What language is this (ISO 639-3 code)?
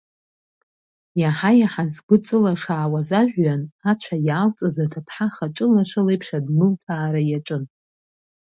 abk